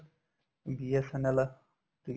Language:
Punjabi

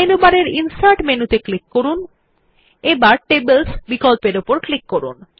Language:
Bangla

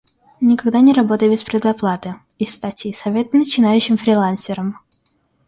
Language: Russian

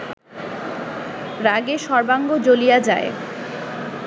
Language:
Bangla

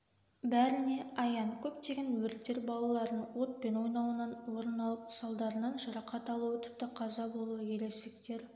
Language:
Kazakh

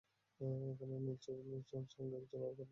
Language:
Bangla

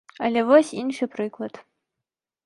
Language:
Belarusian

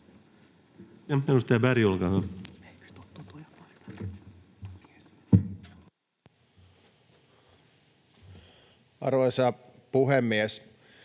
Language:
Finnish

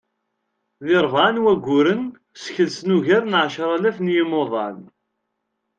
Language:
Kabyle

